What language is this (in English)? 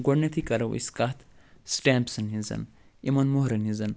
Kashmiri